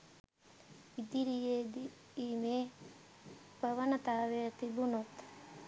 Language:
Sinhala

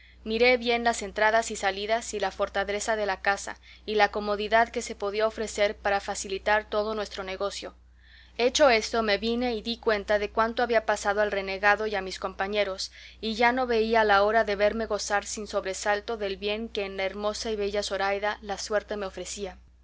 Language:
Spanish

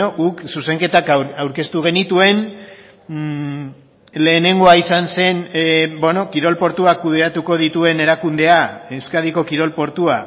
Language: Basque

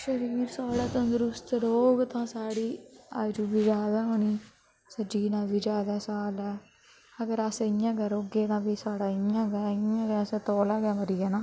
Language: Dogri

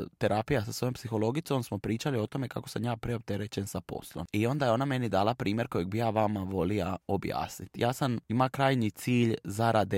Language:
Croatian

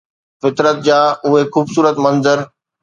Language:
Sindhi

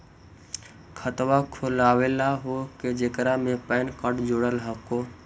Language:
Magahi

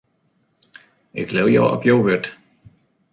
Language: Western Frisian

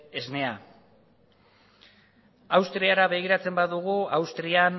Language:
Basque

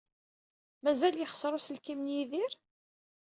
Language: Kabyle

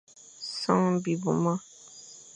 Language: Fang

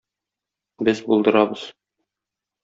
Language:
Tatar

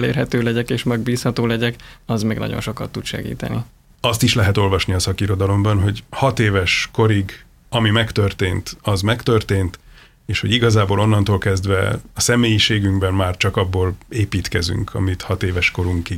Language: Hungarian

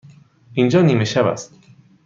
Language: Persian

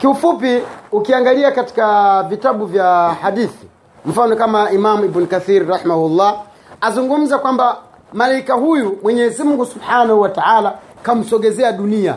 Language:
Swahili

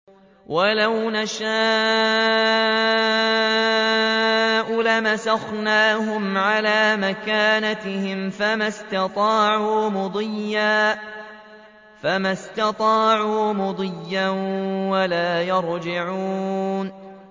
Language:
Arabic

